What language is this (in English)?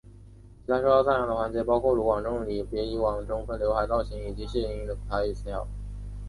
Chinese